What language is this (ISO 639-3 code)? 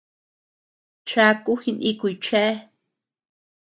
cux